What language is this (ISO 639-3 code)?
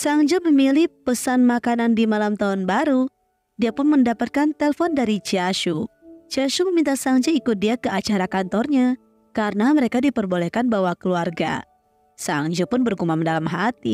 ind